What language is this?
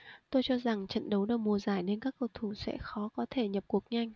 Vietnamese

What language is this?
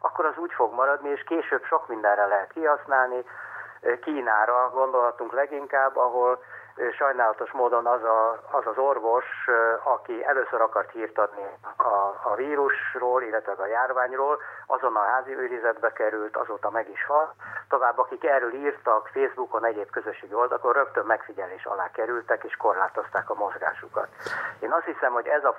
Hungarian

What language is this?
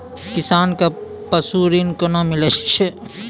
Maithili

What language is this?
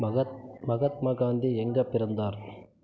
Tamil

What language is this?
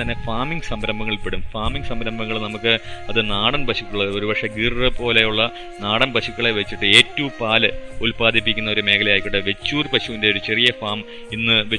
Malayalam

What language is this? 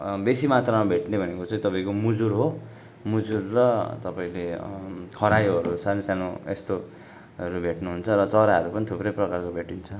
Nepali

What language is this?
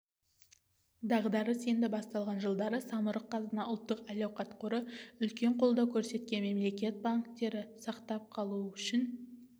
Kazakh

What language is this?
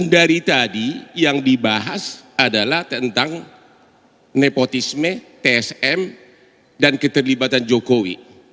Indonesian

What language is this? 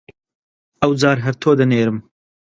Central Kurdish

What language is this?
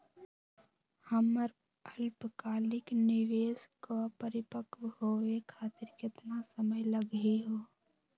Magahi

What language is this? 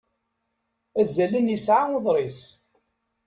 Kabyle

